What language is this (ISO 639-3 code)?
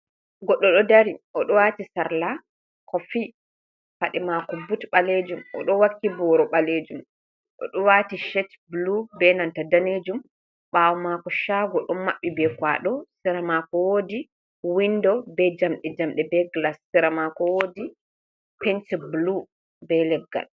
ful